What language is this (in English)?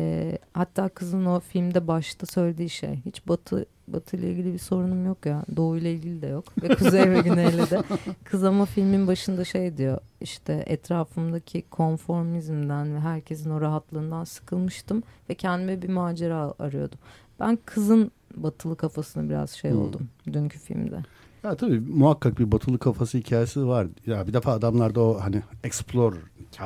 Turkish